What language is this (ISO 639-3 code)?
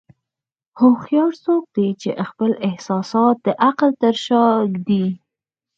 pus